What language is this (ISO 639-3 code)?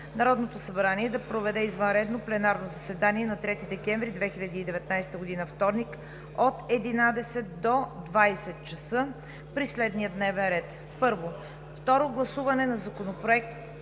bul